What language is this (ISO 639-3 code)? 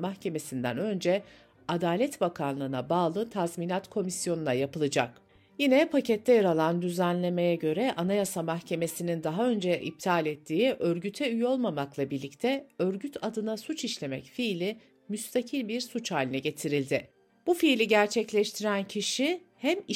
tur